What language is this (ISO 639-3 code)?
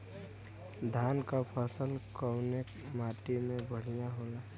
bho